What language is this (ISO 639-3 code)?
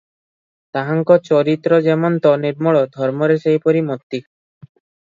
ori